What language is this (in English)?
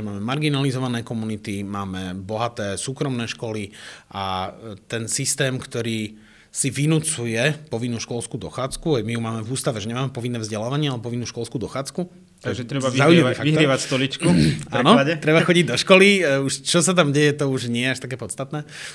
Slovak